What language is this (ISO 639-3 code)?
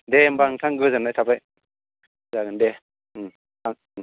brx